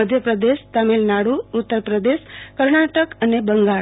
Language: Gujarati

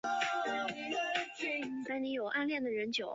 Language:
Chinese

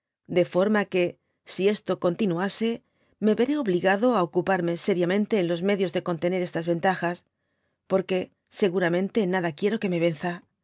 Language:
Spanish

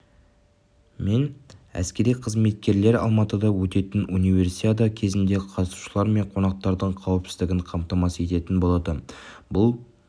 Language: Kazakh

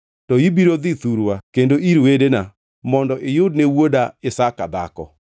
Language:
Luo (Kenya and Tanzania)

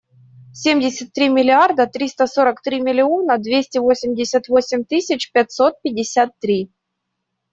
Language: Russian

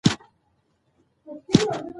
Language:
Pashto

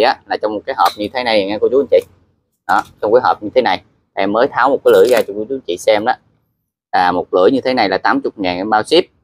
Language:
Vietnamese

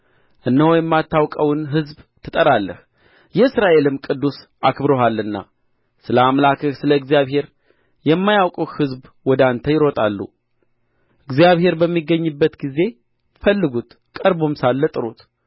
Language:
Amharic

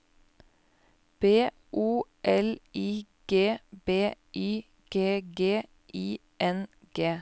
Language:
Norwegian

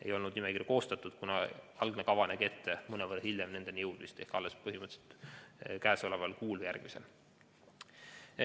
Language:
Estonian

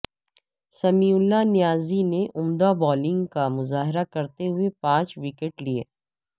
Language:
Urdu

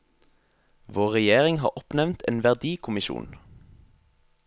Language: Norwegian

